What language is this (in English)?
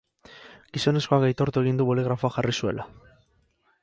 Basque